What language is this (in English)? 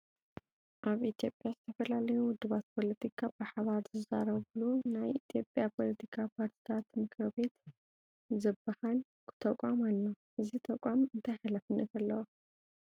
Tigrinya